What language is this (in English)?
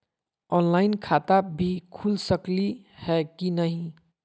Magahi